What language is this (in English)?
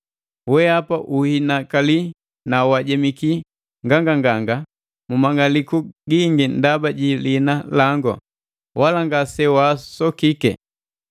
Matengo